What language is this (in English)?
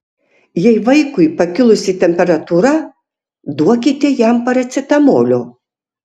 Lithuanian